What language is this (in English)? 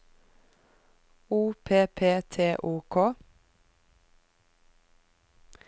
Norwegian